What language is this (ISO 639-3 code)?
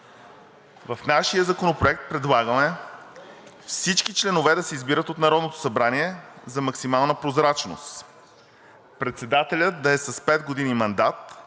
bul